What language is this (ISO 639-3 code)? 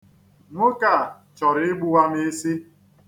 ibo